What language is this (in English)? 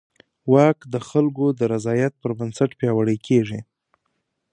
Pashto